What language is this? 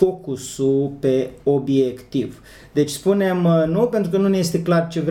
Romanian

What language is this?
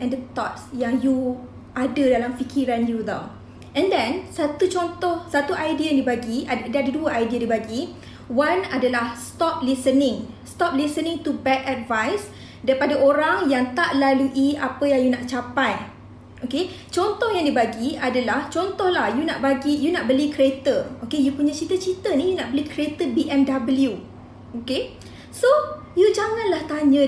Malay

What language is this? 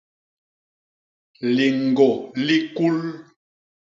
Basaa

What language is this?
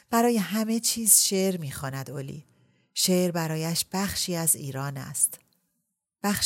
Persian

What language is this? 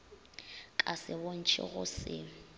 Northern Sotho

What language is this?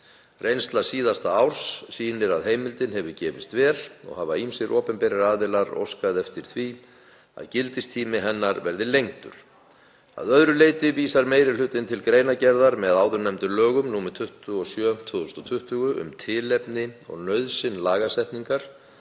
Icelandic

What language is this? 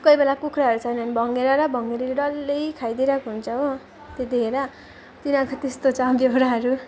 Nepali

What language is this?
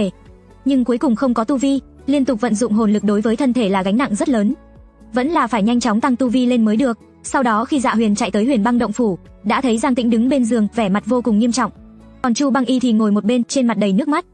Vietnamese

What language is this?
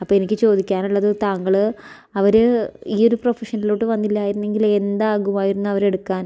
Malayalam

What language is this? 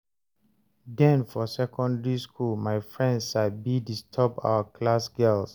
Nigerian Pidgin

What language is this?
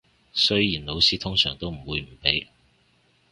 Cantonese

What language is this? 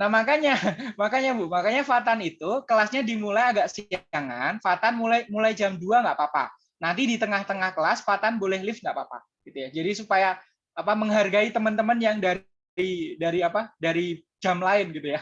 Indonesian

